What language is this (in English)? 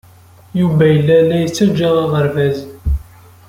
Kabyle